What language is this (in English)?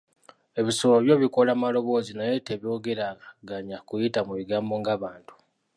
Ganda